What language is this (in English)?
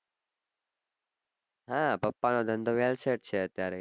Gujarati